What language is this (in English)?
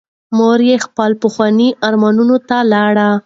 Pashto